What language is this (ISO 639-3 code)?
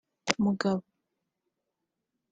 kin